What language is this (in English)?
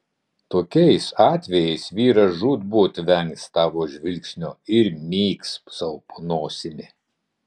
Lithuanian